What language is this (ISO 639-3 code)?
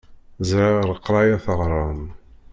kab